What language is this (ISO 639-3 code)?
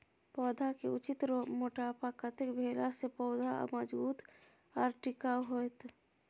mai